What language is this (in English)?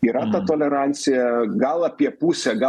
Lithuanian